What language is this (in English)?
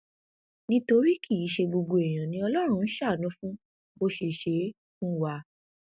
Yoruba